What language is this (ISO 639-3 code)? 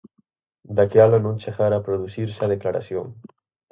glg